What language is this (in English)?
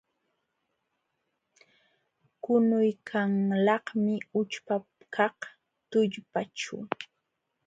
Jauja Wanca Quechua